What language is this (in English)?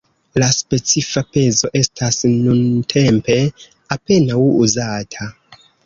Esperanto